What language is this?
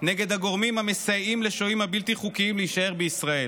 Hebrew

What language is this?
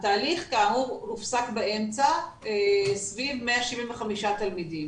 Hebrew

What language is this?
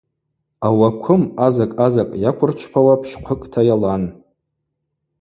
Abaza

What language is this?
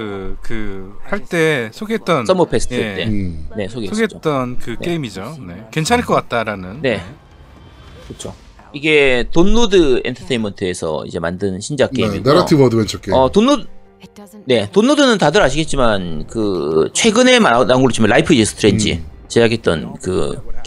Korean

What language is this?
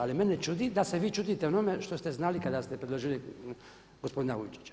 Croatian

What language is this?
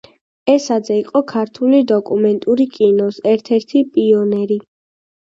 Georgian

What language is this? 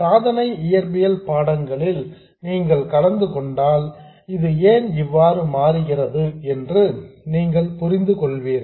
Tamil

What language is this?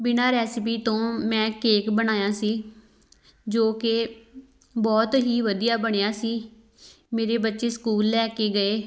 Punjabi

